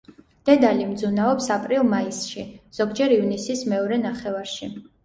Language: Georgian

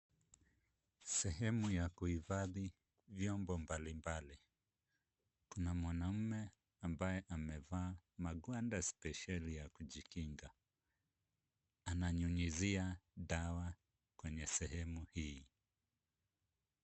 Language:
Swahili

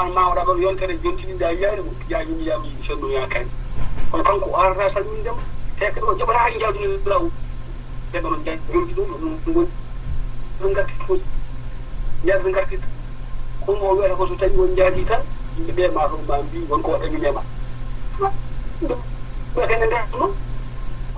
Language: Arabic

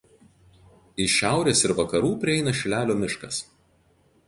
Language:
Lithuanian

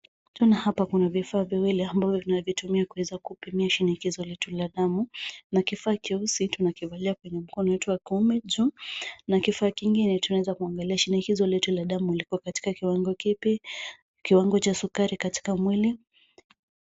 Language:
Swahili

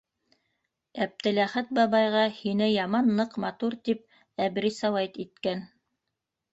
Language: Bashkir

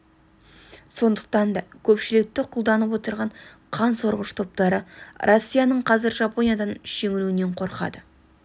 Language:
Kazakh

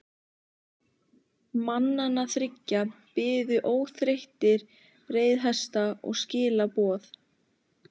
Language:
Icelandic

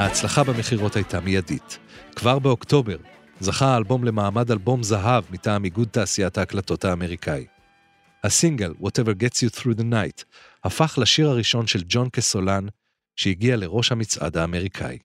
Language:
Hebrew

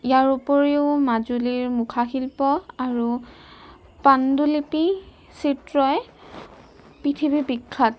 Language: Assamese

